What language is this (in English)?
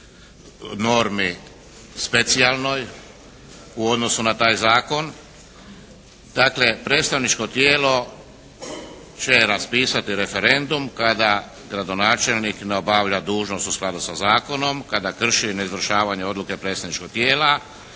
Croatian